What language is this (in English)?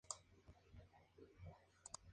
Spanish